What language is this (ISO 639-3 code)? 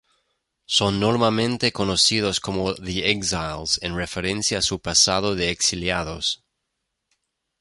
spa